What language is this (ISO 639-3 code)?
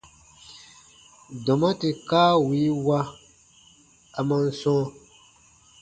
bba